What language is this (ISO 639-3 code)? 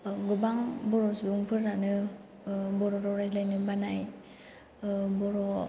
brx